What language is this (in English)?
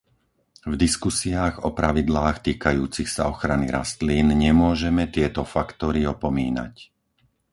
Slovak